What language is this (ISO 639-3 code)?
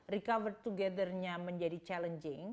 ind